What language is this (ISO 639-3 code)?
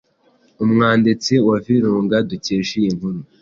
kin